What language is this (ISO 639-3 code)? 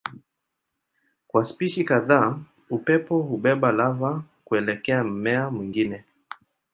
swa